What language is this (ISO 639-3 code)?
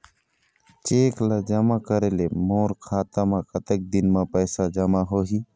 hne